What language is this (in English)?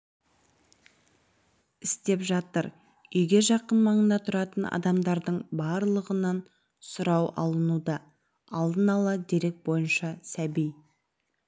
Kazakh